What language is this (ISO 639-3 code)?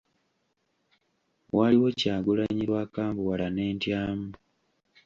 lug